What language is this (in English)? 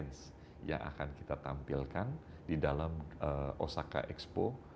Indonesian